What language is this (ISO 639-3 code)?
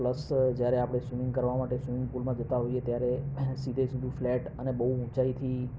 guj